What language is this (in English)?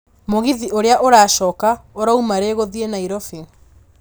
Kikuyu